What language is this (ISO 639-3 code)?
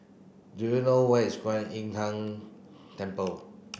eng